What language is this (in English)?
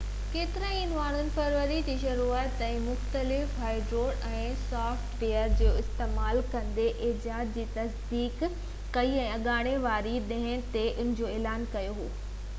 Sindhi